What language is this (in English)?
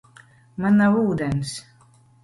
Latvian